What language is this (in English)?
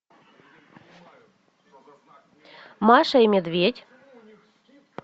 Russian